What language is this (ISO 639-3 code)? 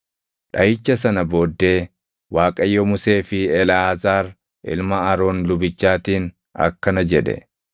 orm